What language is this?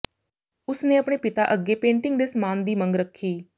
Punjabi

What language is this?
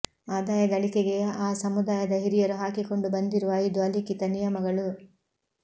Kannada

